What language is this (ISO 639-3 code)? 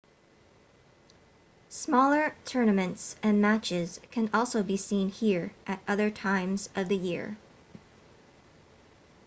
eng